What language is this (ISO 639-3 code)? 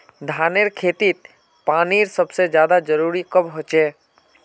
mag